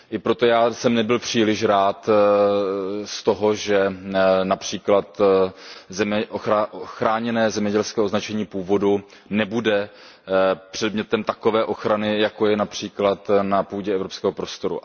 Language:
Czech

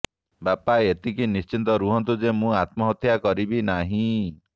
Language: Odia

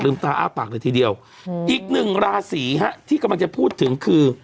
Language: Thai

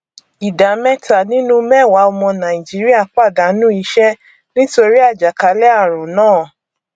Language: Yoruba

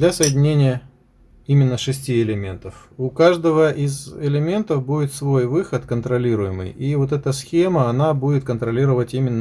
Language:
Russian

